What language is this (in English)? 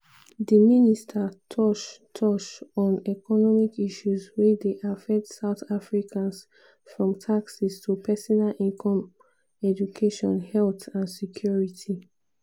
Nigerian Pidgin